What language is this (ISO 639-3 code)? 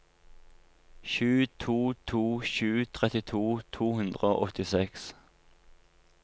nor